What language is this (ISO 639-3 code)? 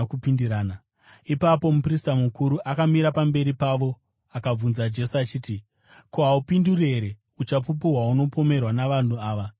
sna